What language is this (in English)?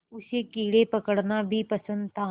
Hindi